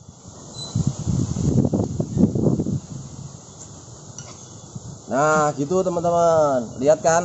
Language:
Indonesian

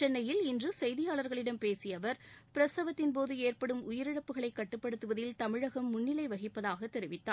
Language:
Tamil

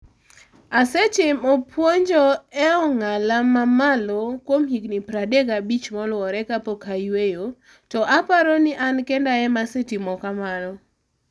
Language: Luo (Kenya and Tanzania)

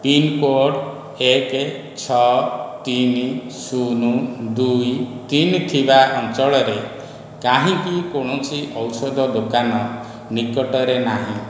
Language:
Odia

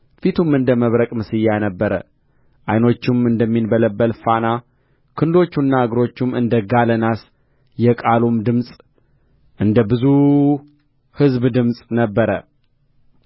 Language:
Amharic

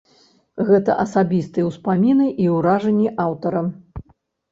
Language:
Belarusian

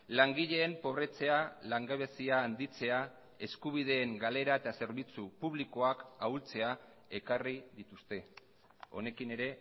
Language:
Basque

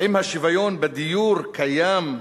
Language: Hebrew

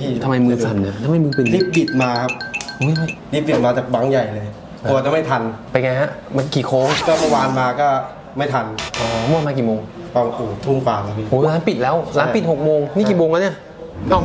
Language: Thai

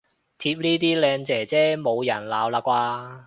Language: Cantonese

